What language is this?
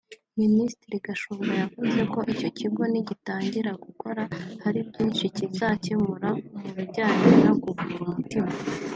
Kinyarwanda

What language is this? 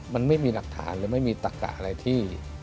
Thai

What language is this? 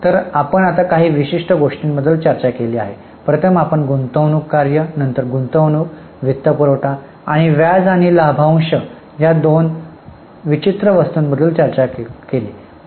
Marathi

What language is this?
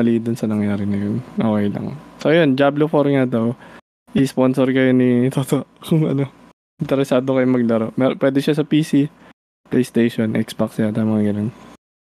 Filipino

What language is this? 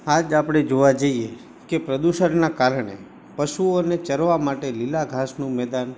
Gujarati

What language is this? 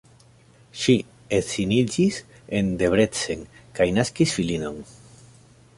Esperanto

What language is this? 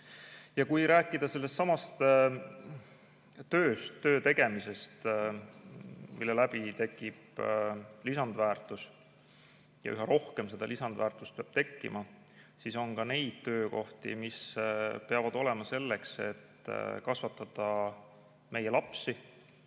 Estonian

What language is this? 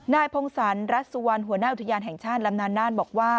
Thai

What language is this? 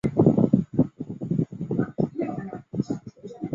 Chinese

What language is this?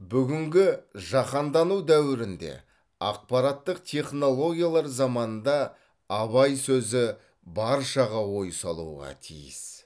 Kazakh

